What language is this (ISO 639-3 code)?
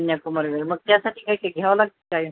mar